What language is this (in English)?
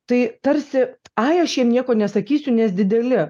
Lithuanian